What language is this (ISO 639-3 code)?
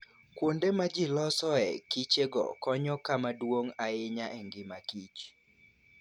luo